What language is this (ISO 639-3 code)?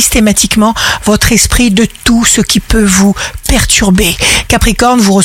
fra